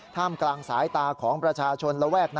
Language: Thai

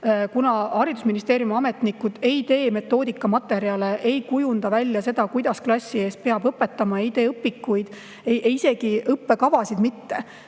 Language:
Estonian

